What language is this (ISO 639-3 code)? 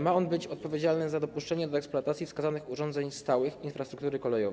pol